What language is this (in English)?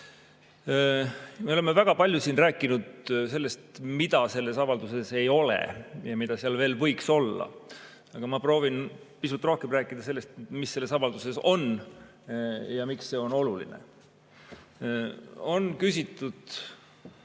Estonian